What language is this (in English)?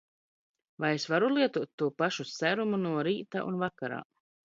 Latvian